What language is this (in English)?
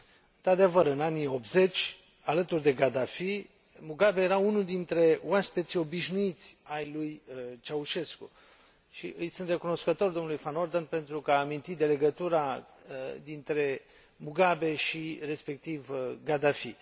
Romanian